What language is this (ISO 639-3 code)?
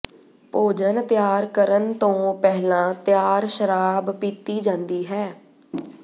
pan